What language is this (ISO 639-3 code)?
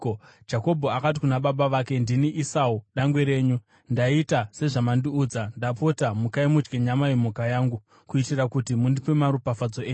sna